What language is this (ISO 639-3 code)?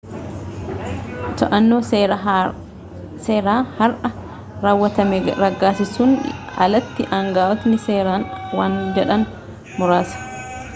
orm